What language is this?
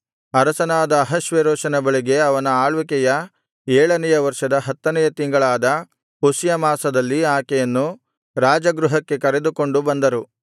Kannada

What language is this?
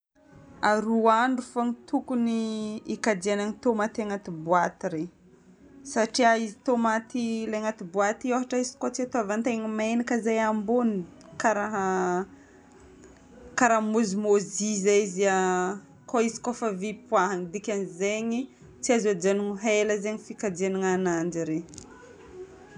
Northern Betsimisaraka Malagasy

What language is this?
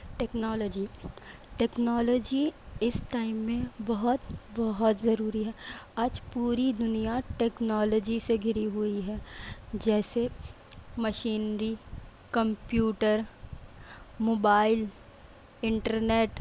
Urdu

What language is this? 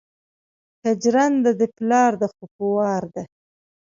Pashto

